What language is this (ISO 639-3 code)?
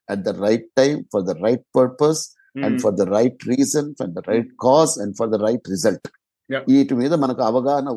tel